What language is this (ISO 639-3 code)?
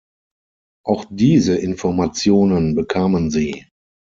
deu